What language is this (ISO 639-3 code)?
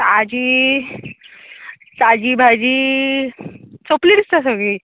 kok